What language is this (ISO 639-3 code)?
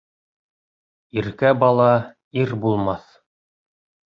bak